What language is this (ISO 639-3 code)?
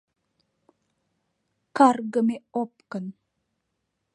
chm